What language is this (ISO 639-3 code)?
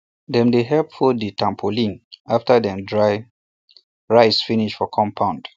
pcm